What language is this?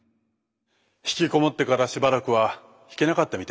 Japanese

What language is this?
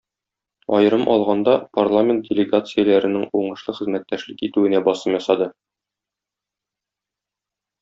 Tatar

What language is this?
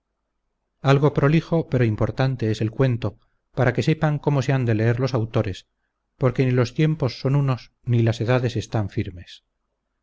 Spanish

